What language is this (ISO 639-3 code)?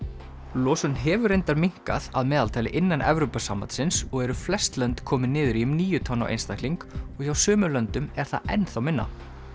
isl